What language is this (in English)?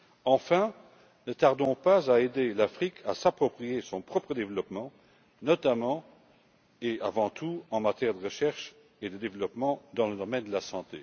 French